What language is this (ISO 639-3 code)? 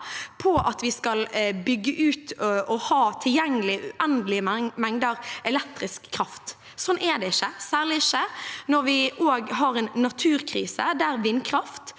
nor